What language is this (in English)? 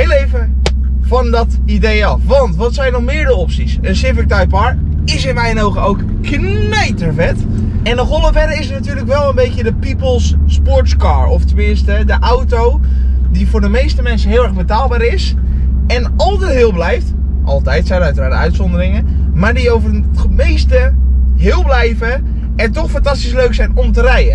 Dutch